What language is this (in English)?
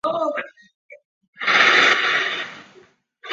Chinese